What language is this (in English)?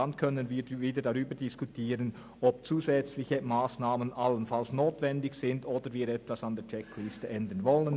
Swiss German